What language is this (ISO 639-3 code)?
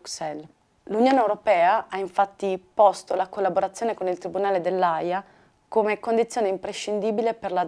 ita